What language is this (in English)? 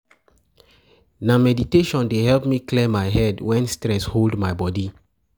Nigerian Pidgin